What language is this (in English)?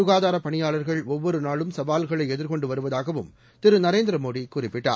Tamil